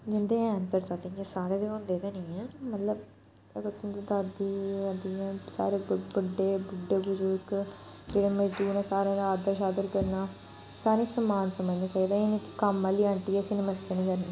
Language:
Dogri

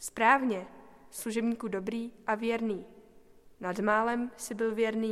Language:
Czech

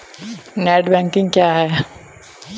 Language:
Hindi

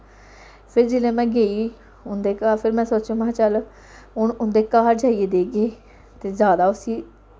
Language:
Dogri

